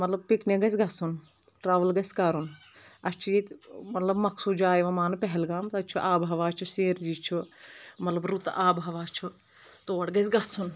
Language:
Kashmiri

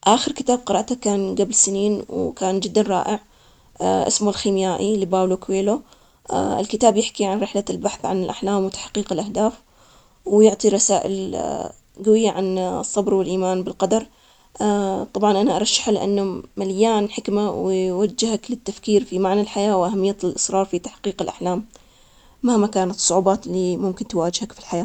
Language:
Omani Arabic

